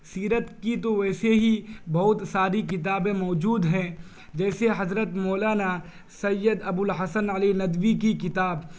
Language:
Urdu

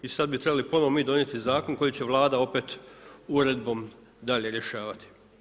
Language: Croatian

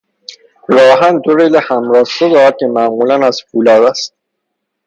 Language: Persian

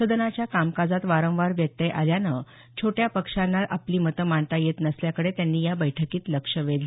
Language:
Marathi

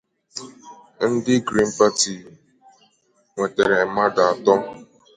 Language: Igbo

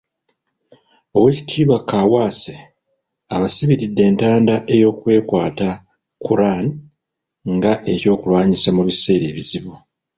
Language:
Ganda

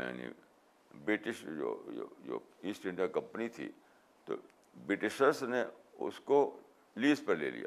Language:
Urdu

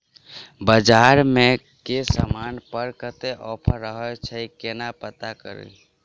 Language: Maithili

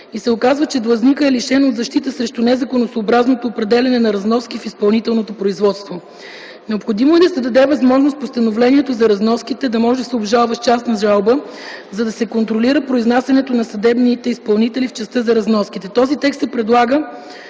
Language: Bulgarian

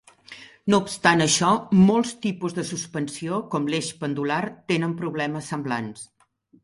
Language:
Catalan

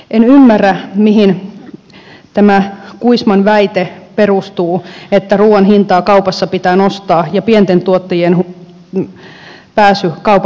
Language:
Finnish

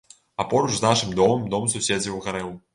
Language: Belarusian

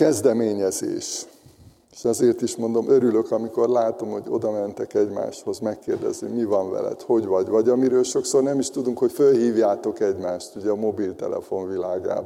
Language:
Hungarian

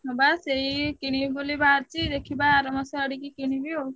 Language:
Odia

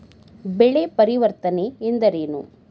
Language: Kannada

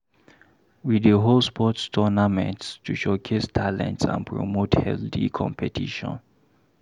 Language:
Nigerian Pidgin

